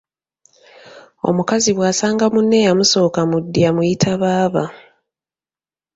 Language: Ganda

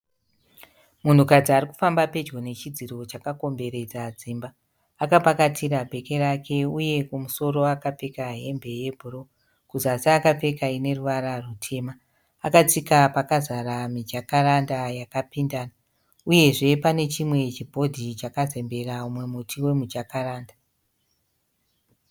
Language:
Shona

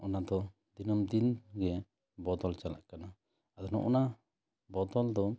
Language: Santali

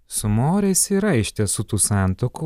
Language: Lithuanian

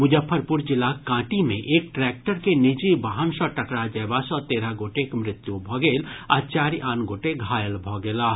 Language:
Maithili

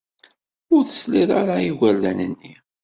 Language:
Kabyle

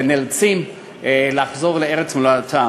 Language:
Hebrew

